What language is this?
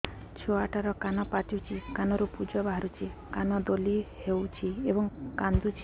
Odia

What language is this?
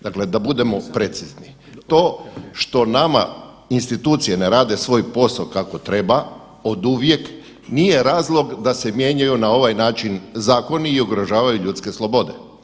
Croatian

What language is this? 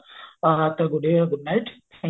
Odia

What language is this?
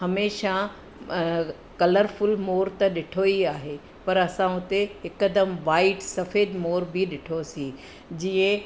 Sindhi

